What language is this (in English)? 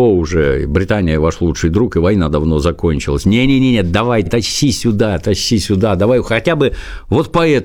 Russian